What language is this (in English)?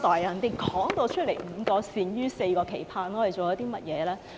Cantonese